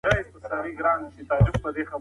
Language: Pashto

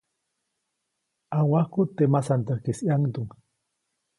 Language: Copainalá Zoque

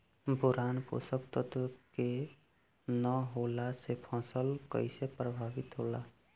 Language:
Bhojpuri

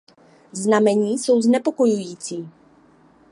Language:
Czech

